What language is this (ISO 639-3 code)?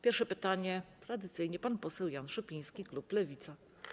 pol